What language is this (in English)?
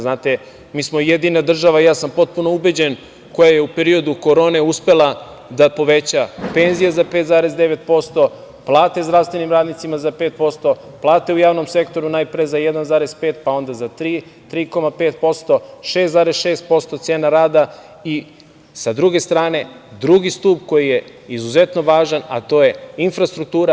Serbian